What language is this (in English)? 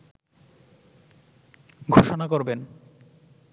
Bangla